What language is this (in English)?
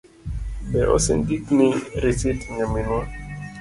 Luo (Kenya and Tanzania)